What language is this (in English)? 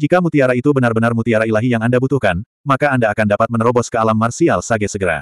Indonesian